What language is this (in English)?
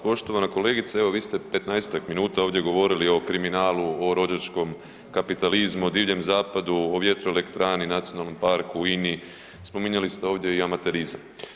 Croatian